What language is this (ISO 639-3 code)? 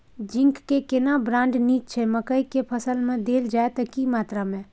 mai